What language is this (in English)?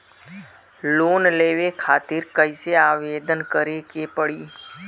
Bhojpuri